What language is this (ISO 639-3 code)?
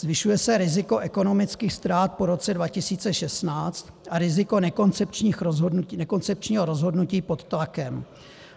ces